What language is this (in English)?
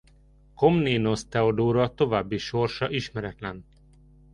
Hungarian